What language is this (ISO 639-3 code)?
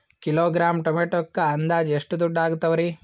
kan